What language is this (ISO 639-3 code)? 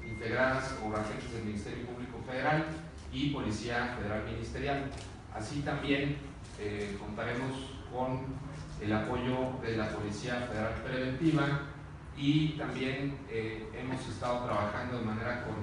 spa